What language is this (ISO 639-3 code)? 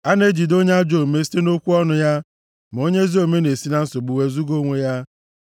ibo